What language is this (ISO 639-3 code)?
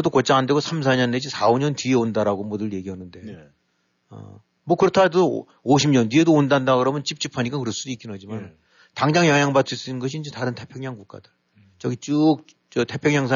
kor